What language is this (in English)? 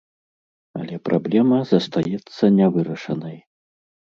Belarusian